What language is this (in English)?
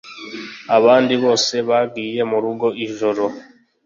Kinyarwanda